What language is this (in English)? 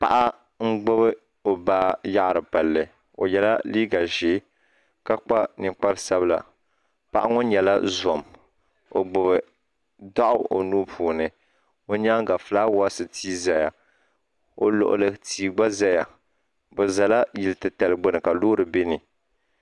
Dagbani